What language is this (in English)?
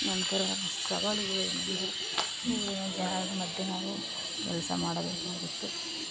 Kannada